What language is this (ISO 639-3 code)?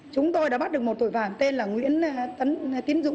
vie